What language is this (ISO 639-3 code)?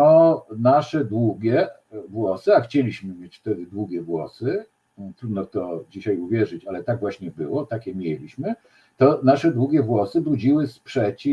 pol